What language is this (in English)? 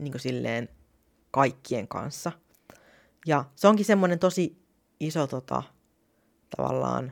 Finnish